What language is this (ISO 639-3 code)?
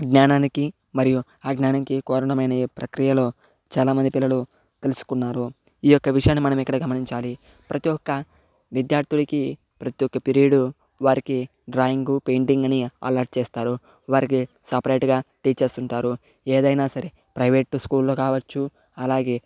tel